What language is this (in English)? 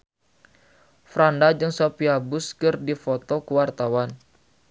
Sundanese